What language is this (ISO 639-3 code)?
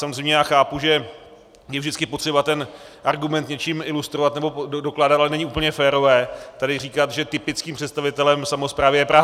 ces